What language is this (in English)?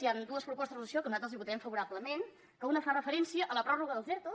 Catalan